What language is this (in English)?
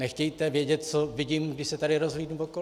Czech